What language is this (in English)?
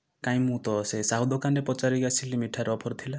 Odia